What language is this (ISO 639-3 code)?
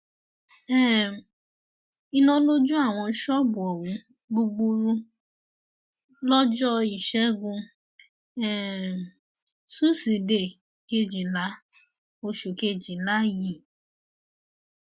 yor